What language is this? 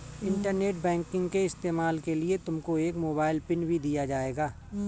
Hindi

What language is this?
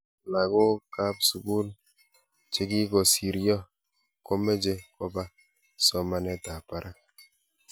Kalenjin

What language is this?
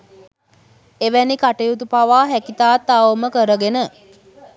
Sinhala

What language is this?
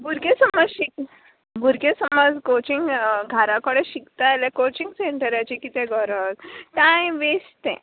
Konkani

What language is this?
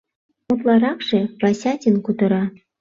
Mari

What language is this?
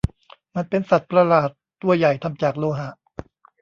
Thai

